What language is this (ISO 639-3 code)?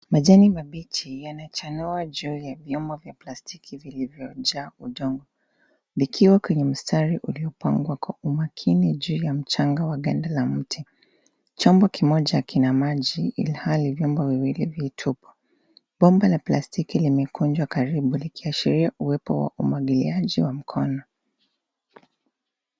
swa